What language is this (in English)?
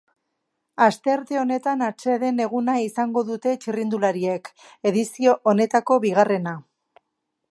Basque